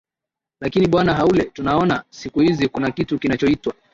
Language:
Swahili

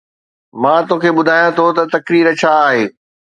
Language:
Sindhi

